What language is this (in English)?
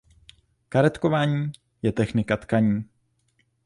Czech